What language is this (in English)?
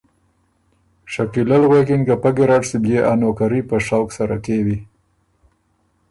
Ormuri